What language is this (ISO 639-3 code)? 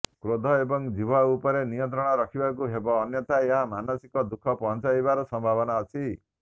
ori